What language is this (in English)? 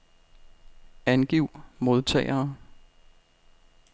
Danish